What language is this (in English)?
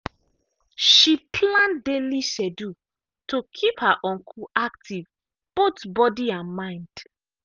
Nigerian Pidgin